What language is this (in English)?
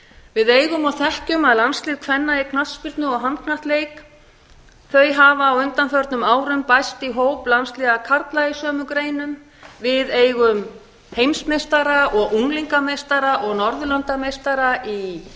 Icelandic